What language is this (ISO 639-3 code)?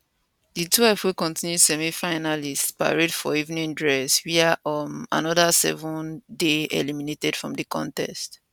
pcm